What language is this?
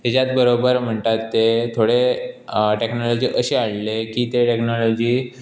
Konkani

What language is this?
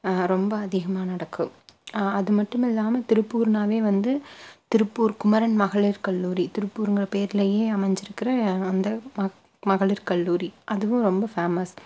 Tamil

